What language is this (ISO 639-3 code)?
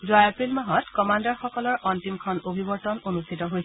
asm